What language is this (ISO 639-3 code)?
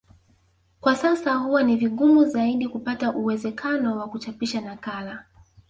swa